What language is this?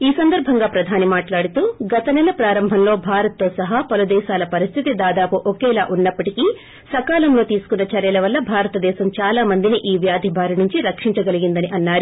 Telugu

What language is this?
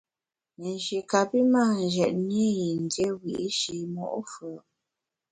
Bamun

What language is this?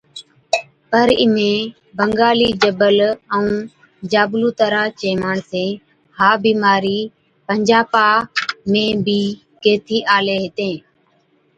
Od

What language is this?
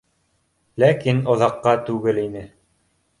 Bashkir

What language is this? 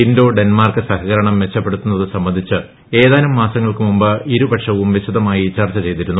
Malayalam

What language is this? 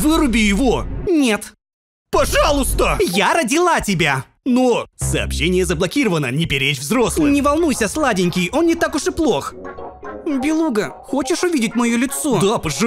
Russian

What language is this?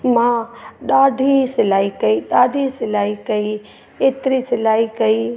Sindhi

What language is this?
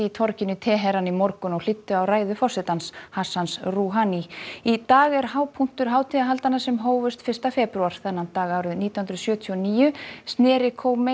Icelandic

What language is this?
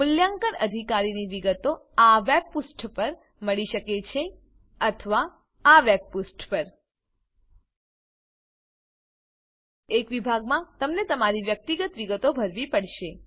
Gujarati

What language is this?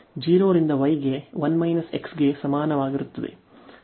Kannada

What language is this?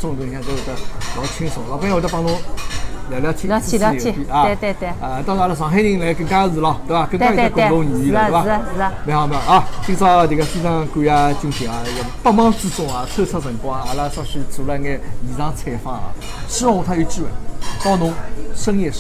Chinese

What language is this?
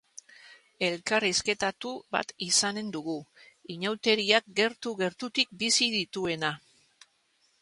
Basque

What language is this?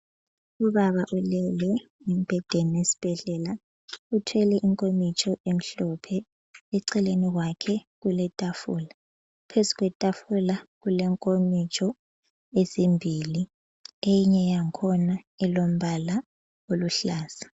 North Ndebele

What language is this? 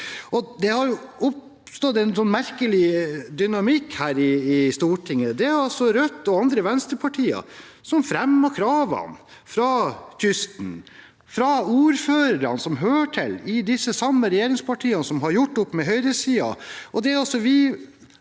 Norwegian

